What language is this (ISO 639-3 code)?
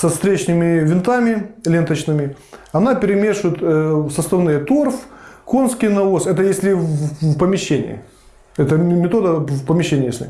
rus